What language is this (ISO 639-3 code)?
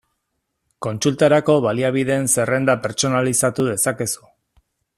eus